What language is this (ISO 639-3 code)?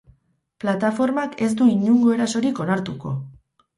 eus